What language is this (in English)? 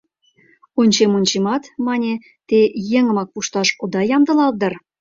Mari